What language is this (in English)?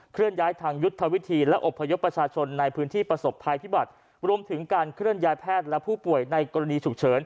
Thai